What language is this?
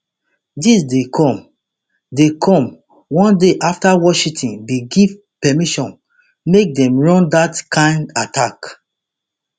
Nigerian Pidgin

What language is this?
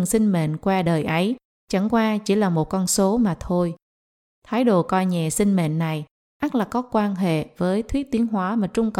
Vietnamese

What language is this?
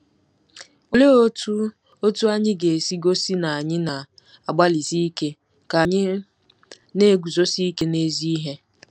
Igbo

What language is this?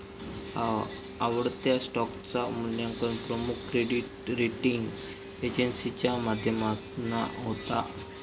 Marathi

